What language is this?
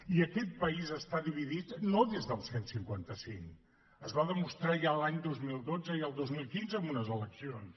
Catalan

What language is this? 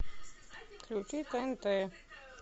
Russian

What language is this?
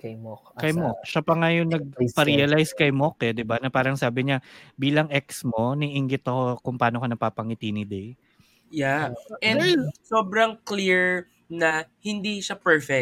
Filipino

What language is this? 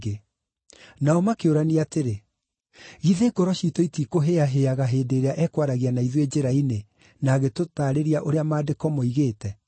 Kikuyu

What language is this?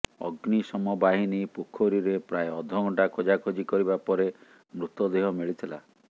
Odia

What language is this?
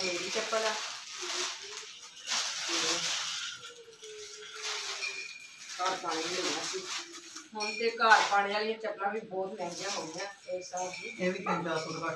Hindi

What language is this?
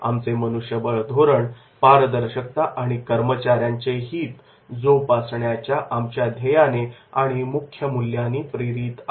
Marathi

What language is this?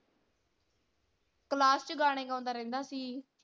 Punjabi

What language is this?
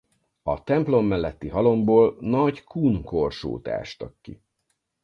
Hungarian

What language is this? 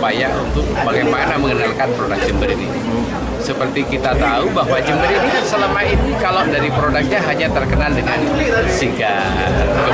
Indonesian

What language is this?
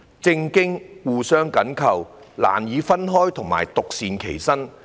Cantonese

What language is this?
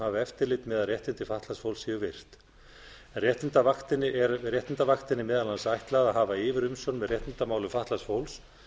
Icelandic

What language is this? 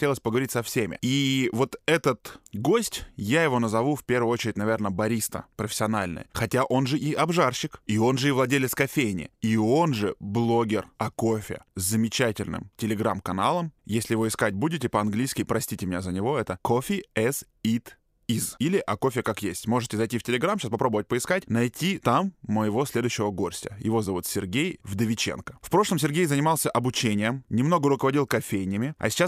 Russian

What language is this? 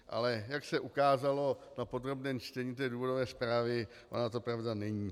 Czech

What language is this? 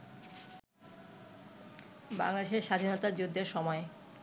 Bangla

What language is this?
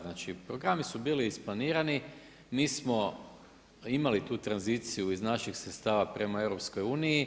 Croatian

